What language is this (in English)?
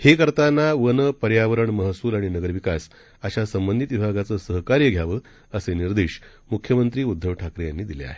Marathi